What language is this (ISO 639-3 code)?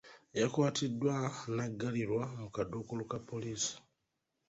lug